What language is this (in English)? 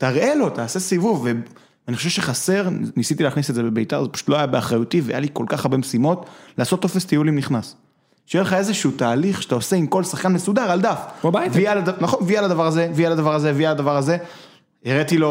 Hebrew